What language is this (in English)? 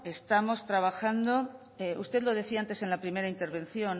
Spanish